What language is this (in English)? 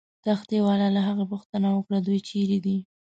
Pashto